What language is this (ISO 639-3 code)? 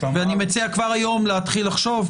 heb